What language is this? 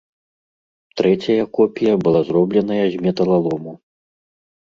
Belarusian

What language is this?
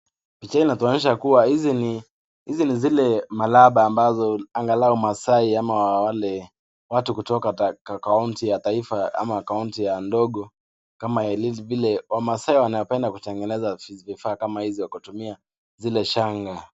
Swahili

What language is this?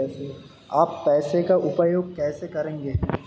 Hindi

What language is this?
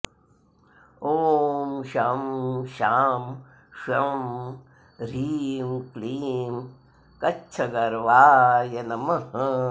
Sanskrit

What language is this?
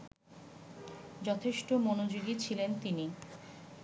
Bangla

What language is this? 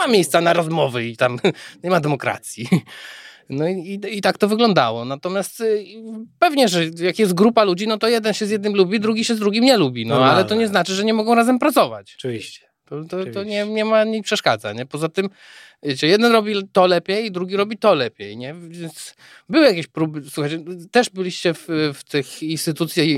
Polish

